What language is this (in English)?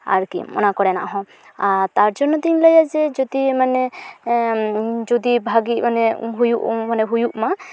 Santali